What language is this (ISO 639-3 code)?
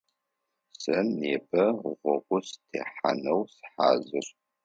ady